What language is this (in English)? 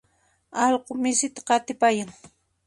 Puno Quechua